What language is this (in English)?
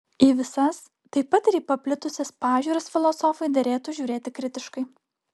Lithuanian